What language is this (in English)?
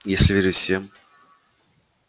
Russian